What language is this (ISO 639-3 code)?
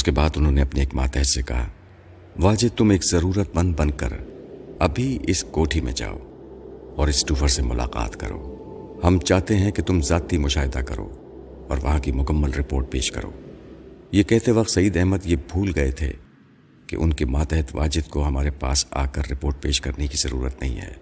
urd